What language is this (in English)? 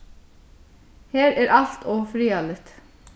Faroese